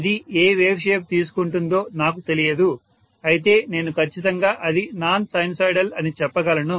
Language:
Telugu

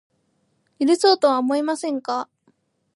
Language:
Japanese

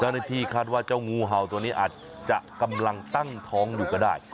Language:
Thai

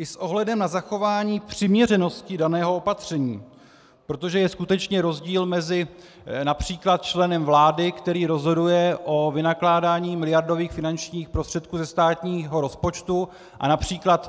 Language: Czech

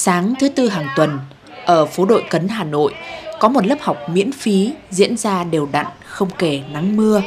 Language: Vietnamese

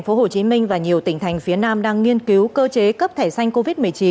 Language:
Vietnamese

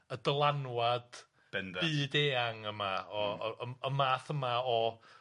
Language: Welsh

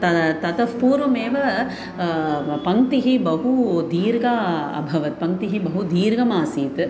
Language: Sanskrit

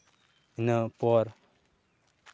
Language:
Santali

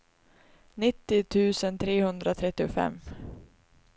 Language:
Swedish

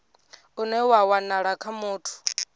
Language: Venda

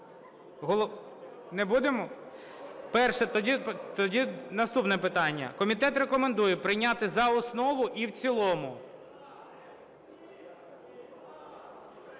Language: Ukrainian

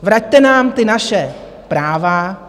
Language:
Czech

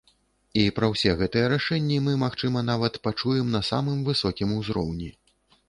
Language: Belarusian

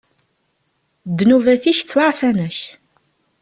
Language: Kabyle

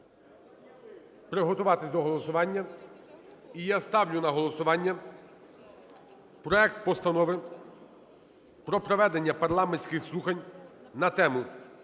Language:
Ukrainian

